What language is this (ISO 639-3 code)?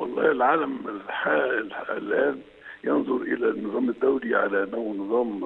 ara